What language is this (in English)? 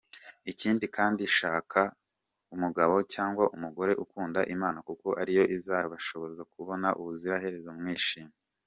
Kinyarwanda